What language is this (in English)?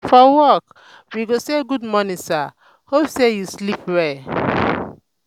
Nigerian Pidgin